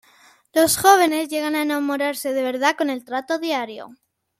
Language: Spanish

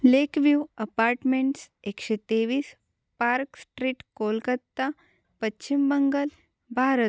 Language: Marathi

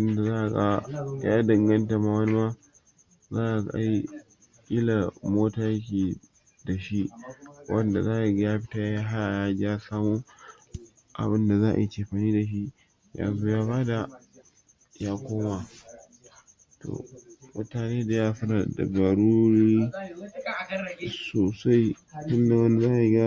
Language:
Hausa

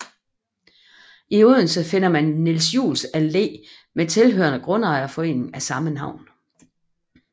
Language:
Danish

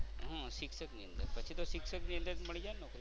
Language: Gujarati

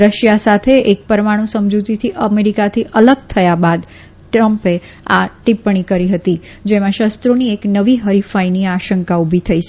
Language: Gujarati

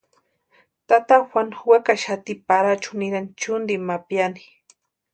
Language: Western Highland Purepecha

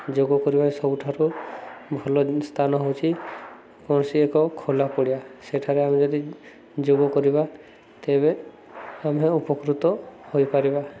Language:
Odia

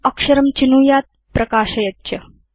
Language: Sanskrit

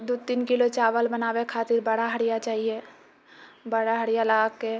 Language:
Maithili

